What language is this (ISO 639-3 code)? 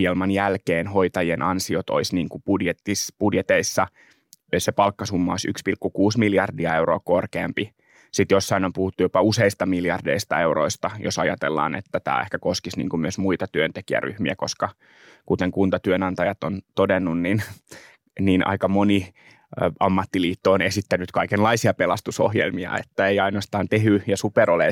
fin